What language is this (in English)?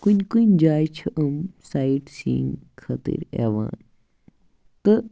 Kashmiri